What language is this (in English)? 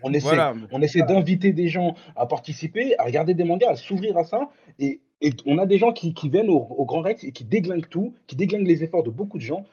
French